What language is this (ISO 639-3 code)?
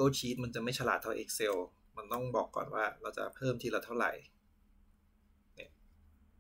tha